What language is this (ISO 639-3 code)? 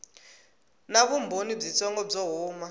tso